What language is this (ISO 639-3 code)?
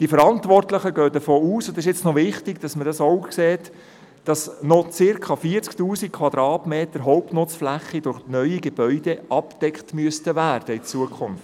gsw